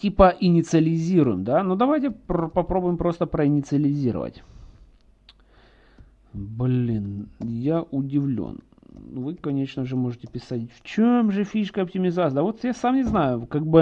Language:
Russian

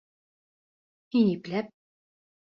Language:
Bashkir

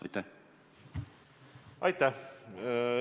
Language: Estonian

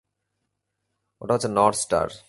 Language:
Bangla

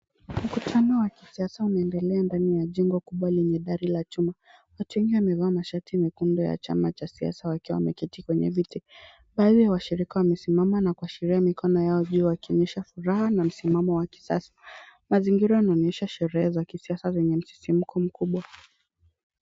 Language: Swahili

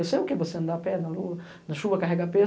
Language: Portuguese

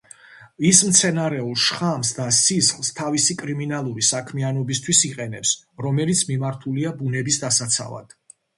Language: Georgian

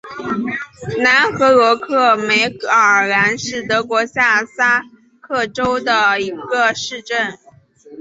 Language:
Chinese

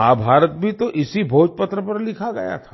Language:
Hindi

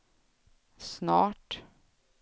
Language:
Swedish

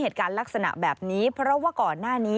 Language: Thai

